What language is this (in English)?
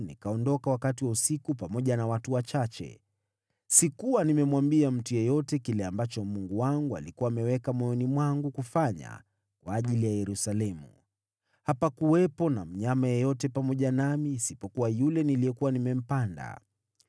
Swahili